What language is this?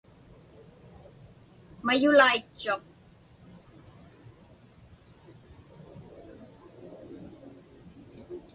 Inupiaq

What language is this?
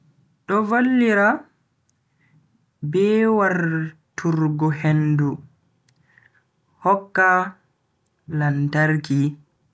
Bagirmi Fulfulde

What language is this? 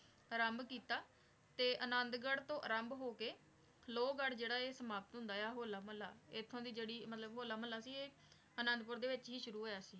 Punjabi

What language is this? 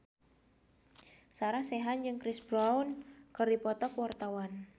Sundanese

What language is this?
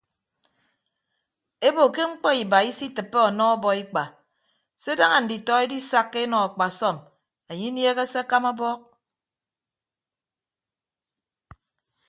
Ibibio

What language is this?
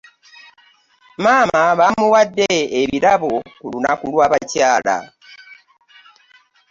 Ganda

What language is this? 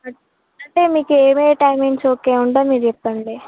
Telugu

